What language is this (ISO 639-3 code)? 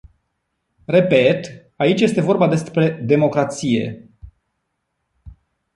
ron